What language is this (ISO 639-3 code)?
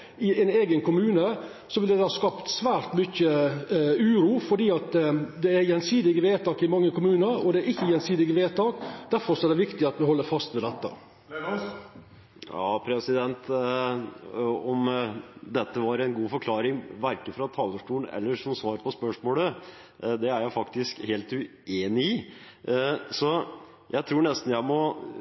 nor